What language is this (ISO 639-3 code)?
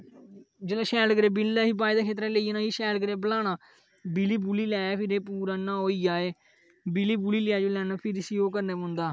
doi